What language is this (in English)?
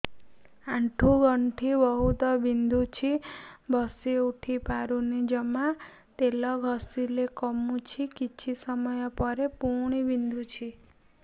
Odia